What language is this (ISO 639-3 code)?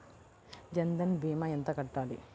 tel